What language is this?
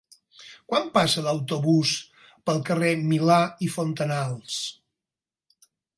Catalan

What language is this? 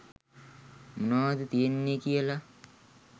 Sinhala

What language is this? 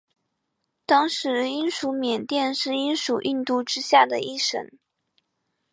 Chinese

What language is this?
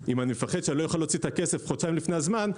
Hebrew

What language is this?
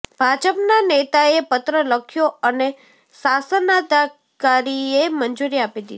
Gujarati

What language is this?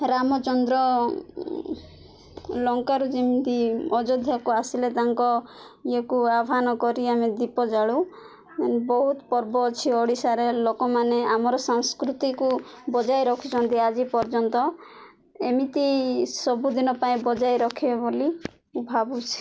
Odia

